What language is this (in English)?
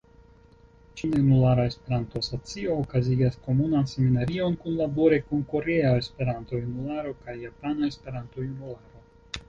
Esperanto